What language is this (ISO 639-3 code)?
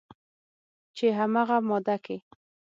pus